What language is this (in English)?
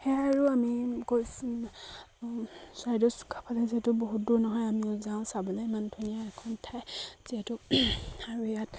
Assamese